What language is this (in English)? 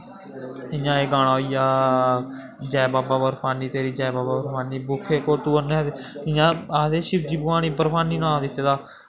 Dogri